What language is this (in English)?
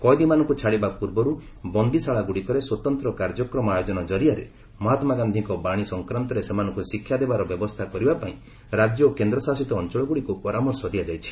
Odia